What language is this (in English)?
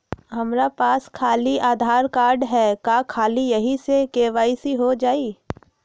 Magahi